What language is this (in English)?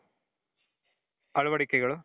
Kannada